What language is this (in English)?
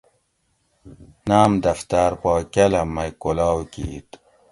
Gawri